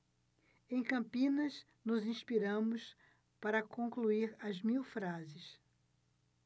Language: Portuguese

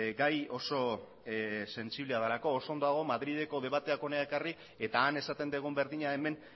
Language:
Basque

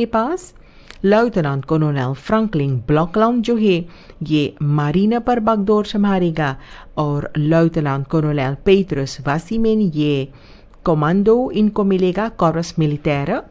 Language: Dutch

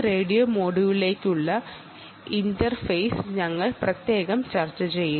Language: Malayalam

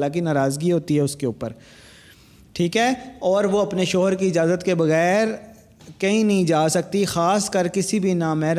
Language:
Urdu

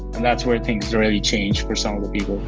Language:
English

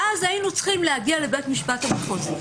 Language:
Hebrew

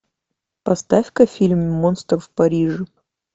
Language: Russian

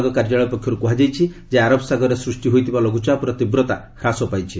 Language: Odia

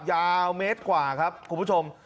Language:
Thai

